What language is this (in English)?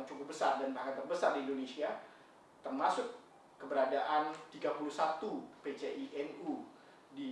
Indonesian